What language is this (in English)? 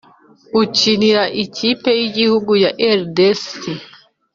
Kinyarwanda